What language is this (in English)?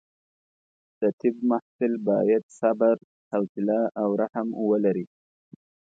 Pashto